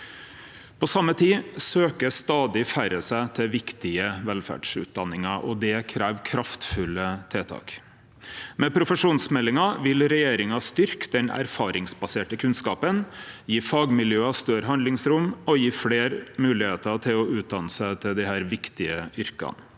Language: Norwegian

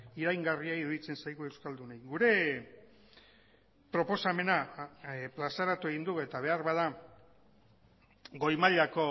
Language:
Basque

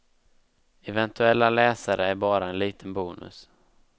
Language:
Swedish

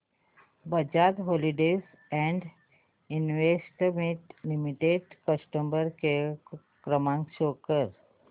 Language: Marathi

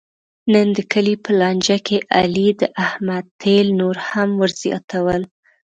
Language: Pashto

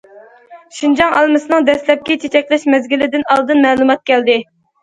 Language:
Uyghur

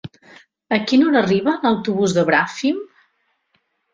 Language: Catalan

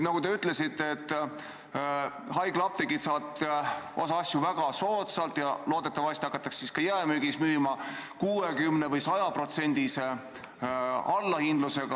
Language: Estonian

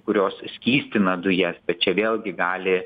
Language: Lithuanian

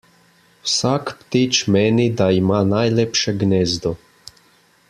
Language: Slovenian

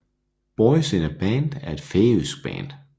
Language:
Danish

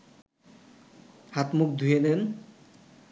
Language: Bangla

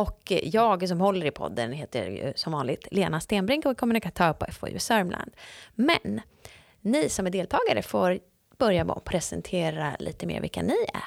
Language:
Swedish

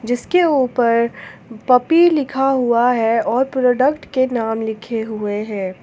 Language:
Hindi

